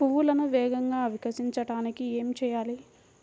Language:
Telugu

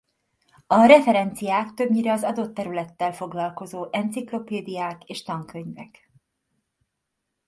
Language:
Hungarian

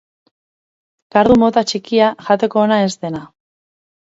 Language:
Basque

